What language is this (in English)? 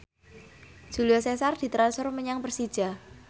Javanese